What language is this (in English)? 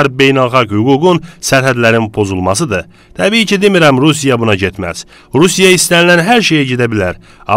Turkish